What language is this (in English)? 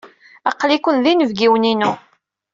Kabyle